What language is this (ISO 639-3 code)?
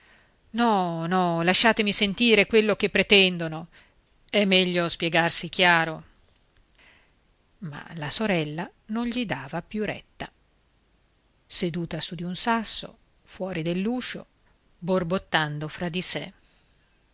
ita